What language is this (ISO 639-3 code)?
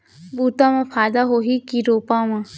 hne